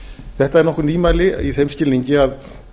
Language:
Icelandic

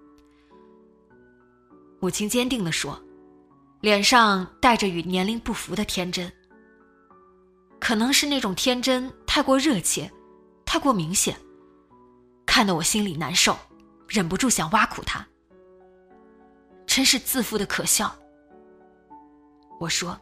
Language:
Chinese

